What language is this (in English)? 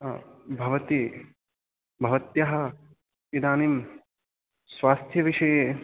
Sanskrit